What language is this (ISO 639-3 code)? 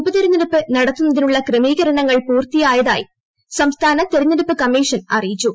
mal